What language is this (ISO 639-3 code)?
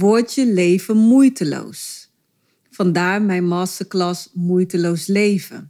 nld